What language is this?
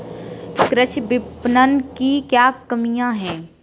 Hindi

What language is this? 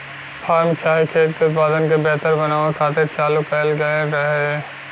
Bhojpuri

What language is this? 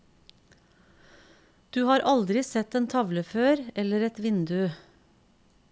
Norwegian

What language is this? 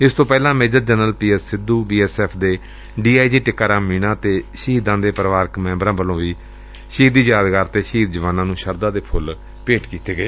Punjabi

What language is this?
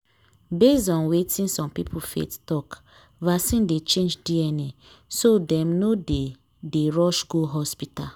Nigerian Pidgin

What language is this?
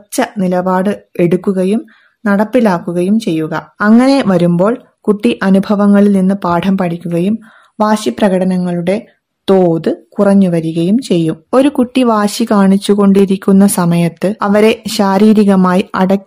Malayalam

